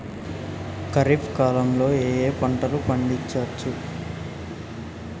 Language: Telugu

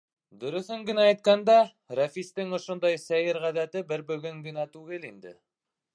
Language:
Bashkir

